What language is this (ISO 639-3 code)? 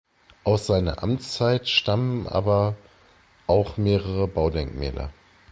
deu